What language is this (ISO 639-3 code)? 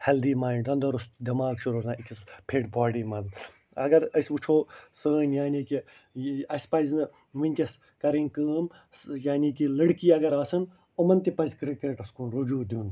kas